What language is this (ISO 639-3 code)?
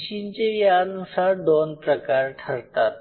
mar